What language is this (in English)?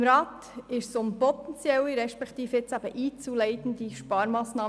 Swiss German